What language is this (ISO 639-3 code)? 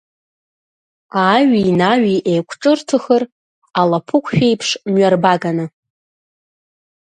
abk